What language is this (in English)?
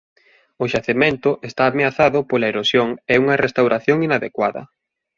Galician